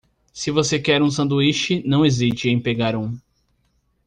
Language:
Portuguese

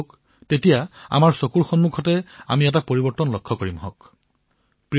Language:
Assamese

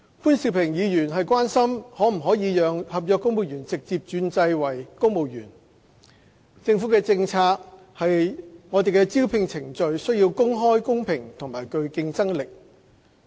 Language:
Cantonese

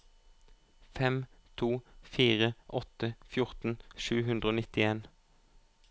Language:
Norwegian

